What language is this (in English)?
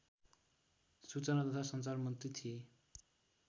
Nepali